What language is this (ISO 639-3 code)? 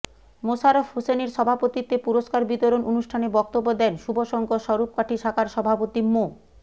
ben